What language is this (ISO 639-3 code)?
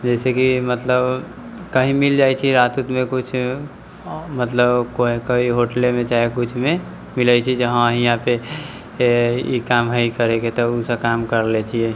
mai